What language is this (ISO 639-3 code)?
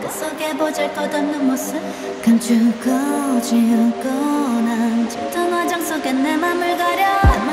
kor